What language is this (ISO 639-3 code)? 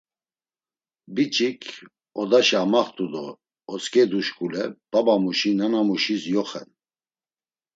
lzz